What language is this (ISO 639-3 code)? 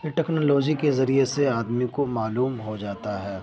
urd